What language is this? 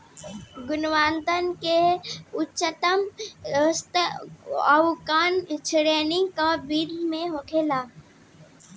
Bhojpuri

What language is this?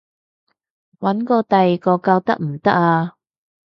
Cantonese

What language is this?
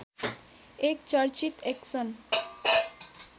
Nepali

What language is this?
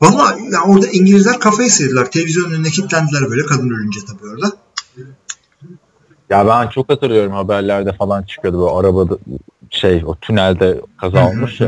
Turkish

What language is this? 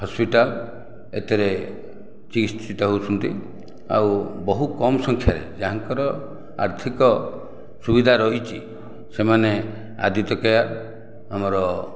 Odia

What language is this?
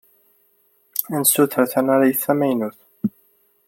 Kabyle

